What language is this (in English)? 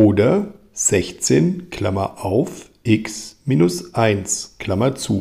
German